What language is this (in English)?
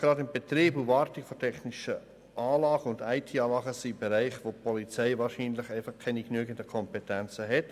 Swiss German